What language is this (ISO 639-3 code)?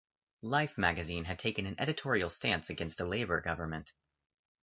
eng